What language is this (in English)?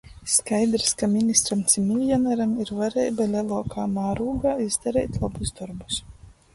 Latgalian